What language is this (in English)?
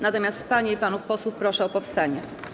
Polish